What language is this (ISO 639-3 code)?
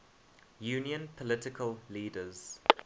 eng